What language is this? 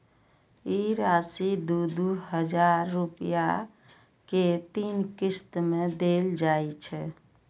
Maithili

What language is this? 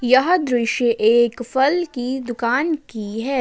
Hindi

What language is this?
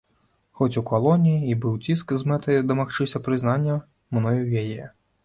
Belarusian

